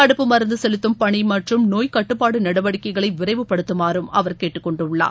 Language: Tamil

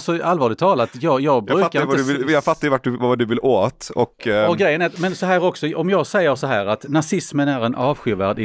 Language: Swedish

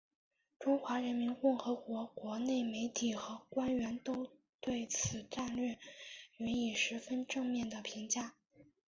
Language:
Chinese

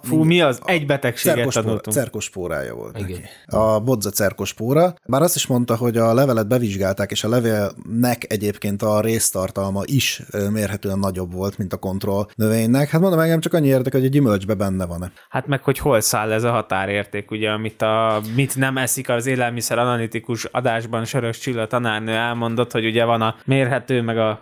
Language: Hungarian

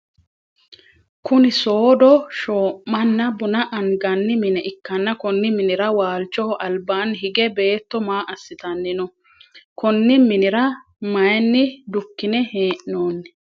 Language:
Sidamo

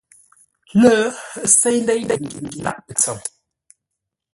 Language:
Ngombale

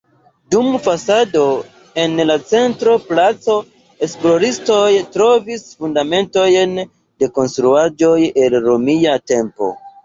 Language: Esperanto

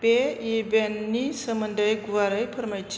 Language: Bodo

